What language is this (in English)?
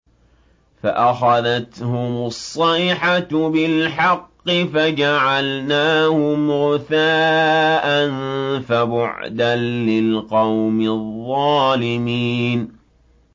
Arabic